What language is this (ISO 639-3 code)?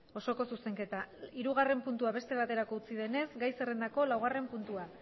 eus